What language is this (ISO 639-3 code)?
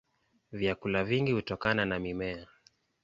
swa